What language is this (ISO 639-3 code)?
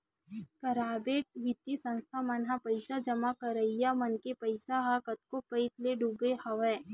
hne